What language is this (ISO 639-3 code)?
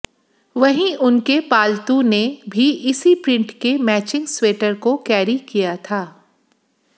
hin